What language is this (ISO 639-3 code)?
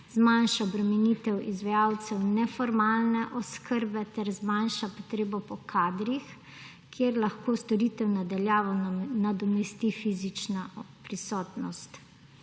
slv